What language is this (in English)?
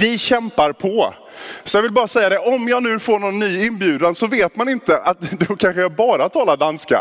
Swedish